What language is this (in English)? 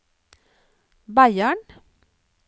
Norwegian